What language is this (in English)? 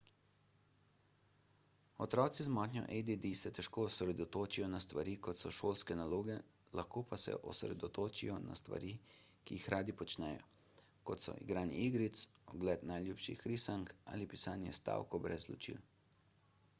Slovenian